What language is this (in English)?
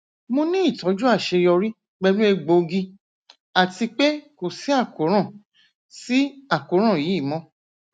Yoruba